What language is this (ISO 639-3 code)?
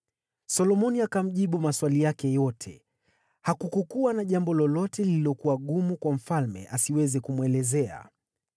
swa